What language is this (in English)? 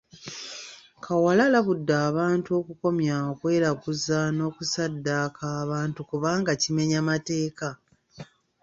Ganda